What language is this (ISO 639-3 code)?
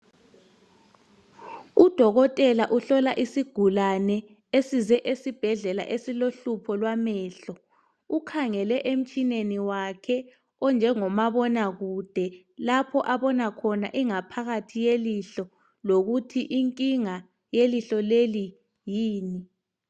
nde